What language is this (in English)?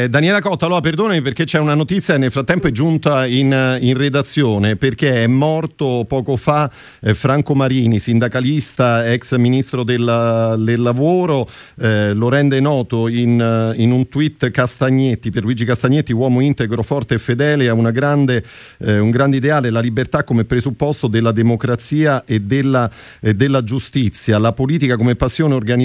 Italian